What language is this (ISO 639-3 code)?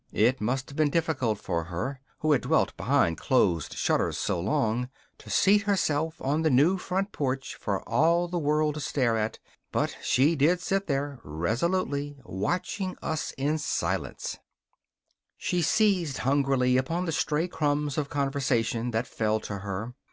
eng